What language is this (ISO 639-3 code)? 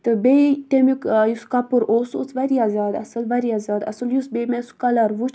kas